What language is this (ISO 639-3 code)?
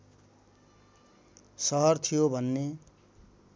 nep